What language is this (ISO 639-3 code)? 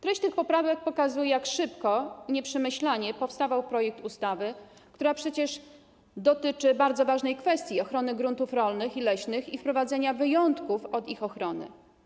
pol